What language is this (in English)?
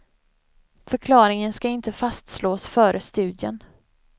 Swedish